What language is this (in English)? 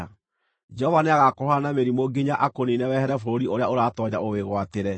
Kikuyu